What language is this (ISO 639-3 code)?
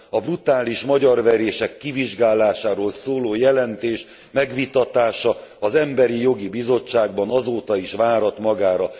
hun